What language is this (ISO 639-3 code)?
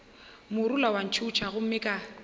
nso